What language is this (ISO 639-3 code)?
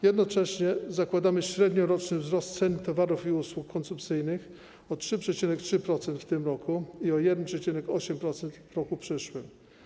pol